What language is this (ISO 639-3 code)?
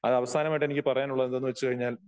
mal